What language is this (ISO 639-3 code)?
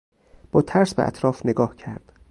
fas